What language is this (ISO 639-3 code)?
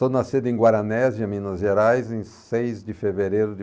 por